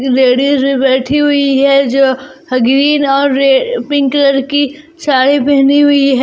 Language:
Hindi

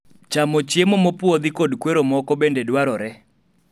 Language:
Luo (Kenya and Tanzania)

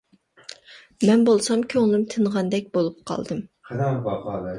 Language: Uyghur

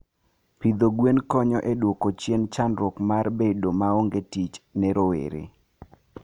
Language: Luo (Kenya and Tanzania)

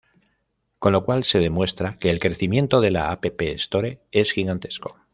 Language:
Spanish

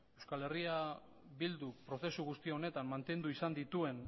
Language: Basque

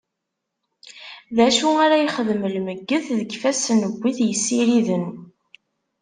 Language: Kabyle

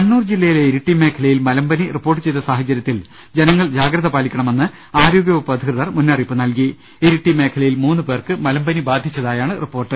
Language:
Malayalam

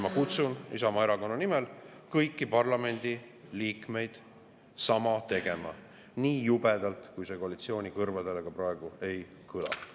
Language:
Estonian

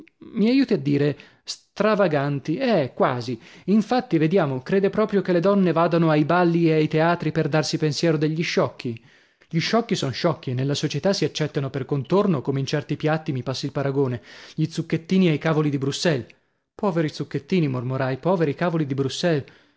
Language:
Italian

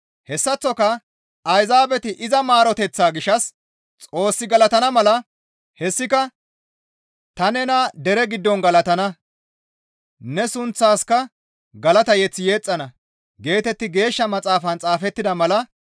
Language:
Gamo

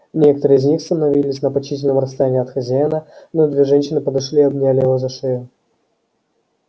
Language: Russian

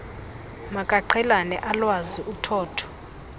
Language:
Xhosa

